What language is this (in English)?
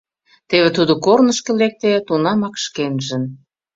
Mari